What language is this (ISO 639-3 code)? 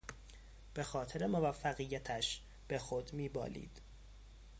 fas